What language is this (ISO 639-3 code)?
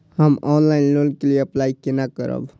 mai